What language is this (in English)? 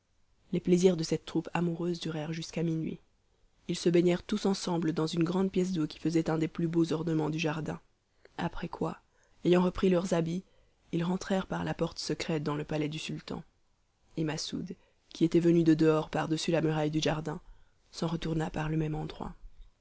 French